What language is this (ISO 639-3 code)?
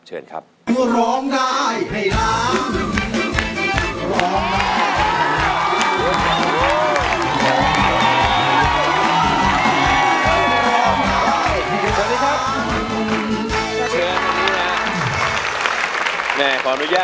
tha